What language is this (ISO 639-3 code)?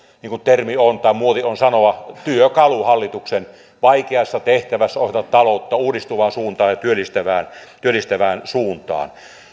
fin